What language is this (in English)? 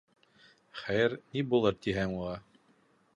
Bashkir